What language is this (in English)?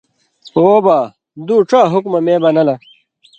Indus Kohistani